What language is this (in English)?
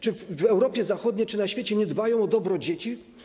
Polish